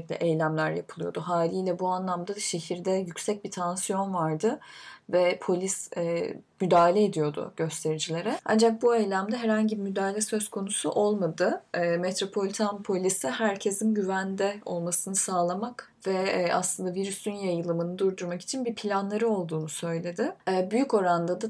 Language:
Turkish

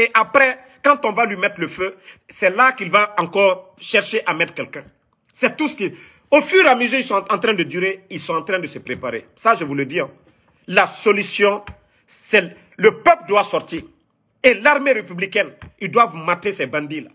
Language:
French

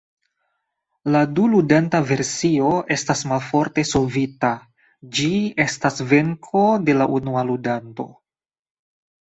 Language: Esperanto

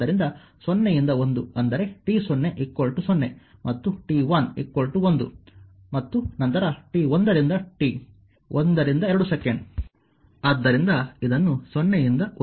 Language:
Kannada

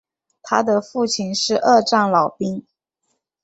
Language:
Chinese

